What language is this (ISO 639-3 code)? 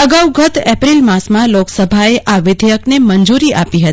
guj